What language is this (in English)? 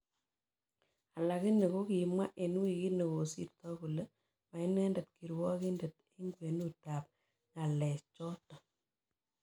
Kalenjin